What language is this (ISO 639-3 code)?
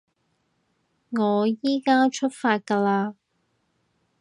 yue